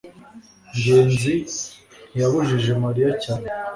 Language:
Kinyarwanda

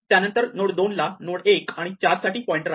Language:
Marathi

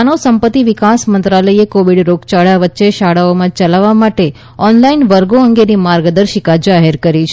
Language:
Gujarati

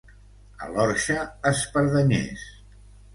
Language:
Catalan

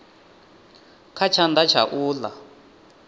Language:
Venda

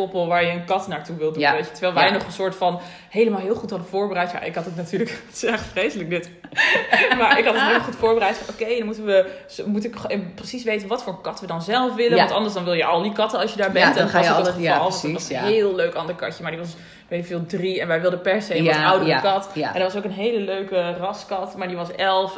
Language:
Dutch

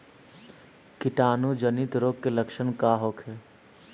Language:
Bhojpuri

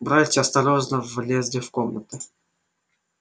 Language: Russian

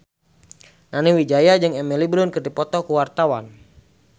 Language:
Sundanese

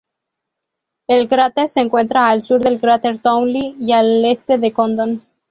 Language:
Spanish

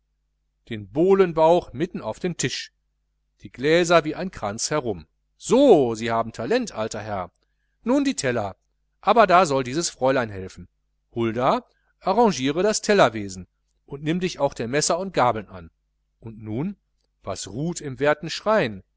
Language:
German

